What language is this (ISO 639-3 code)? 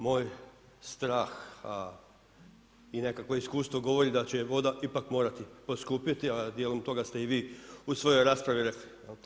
hrv